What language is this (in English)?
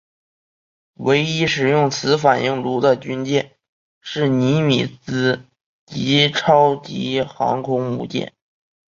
Chinese